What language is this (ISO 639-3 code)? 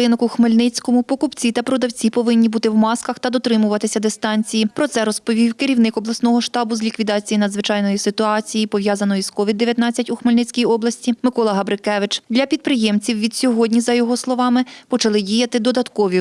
ukr